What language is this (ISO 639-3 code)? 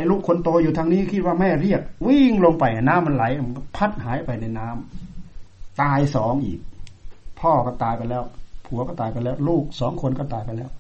tha